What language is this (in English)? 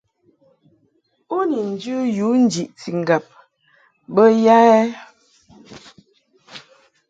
Mungaka